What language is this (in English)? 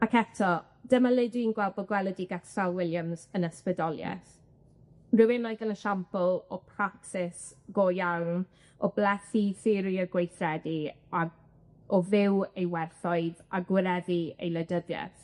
Welsh